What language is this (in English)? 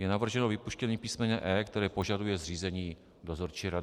Czech